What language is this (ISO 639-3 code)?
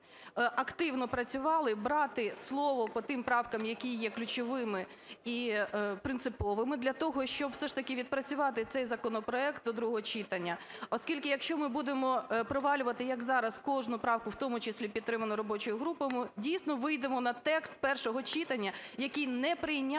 ukr